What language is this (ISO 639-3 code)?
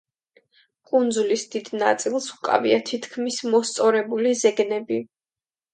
kat